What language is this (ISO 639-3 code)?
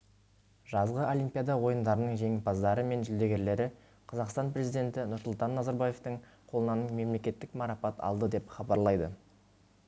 kaz